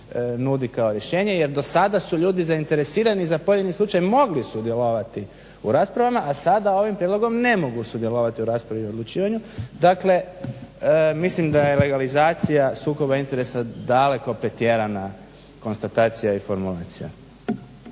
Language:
Croatian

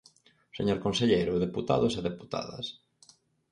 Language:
Galician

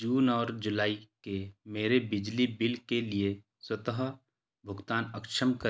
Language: Hindi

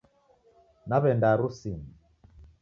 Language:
Taita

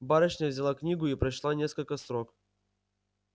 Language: Russian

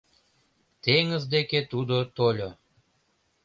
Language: Mari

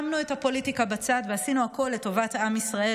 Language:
Hebrew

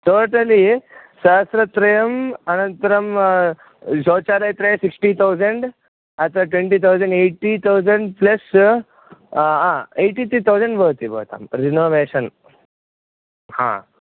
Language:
Sanskrit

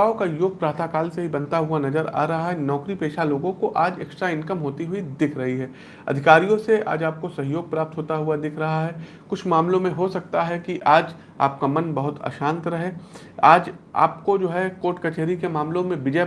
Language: Hindi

